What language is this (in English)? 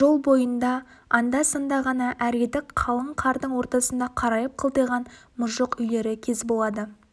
Kazakh